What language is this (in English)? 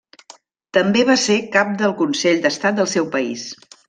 Catalan